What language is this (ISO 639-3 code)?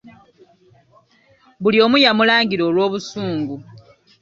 lug